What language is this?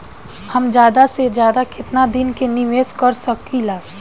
Bhojpuri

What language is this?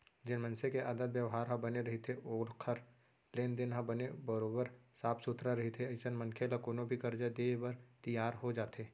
Chhattisgarhi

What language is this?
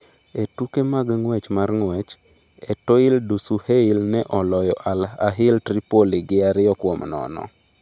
Luo (Kenya and Tanzania)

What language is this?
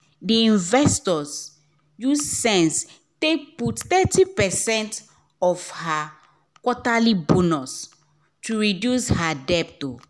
Nigerian Pidgin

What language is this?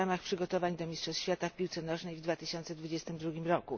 Polish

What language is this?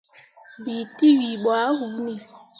Mundang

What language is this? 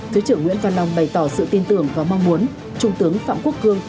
Vietnamese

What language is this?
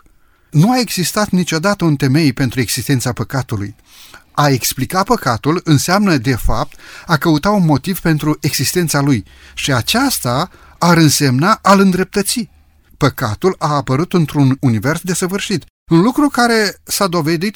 Romanian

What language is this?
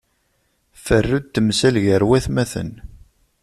Kabyle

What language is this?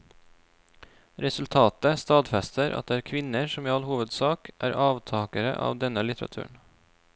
Norwegian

